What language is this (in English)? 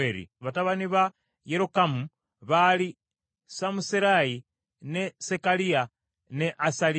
Ganda